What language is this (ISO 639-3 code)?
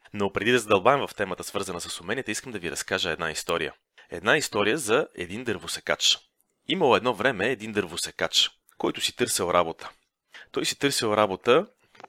bul